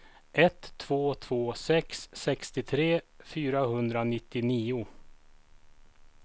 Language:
Swedish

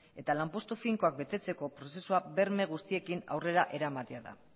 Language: Basque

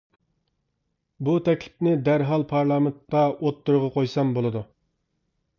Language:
Uyghur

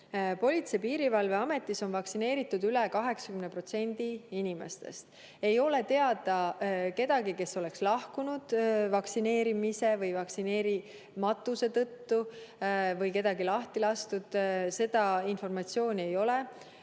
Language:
Estonian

